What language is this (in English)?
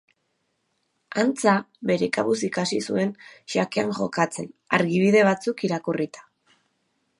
Basque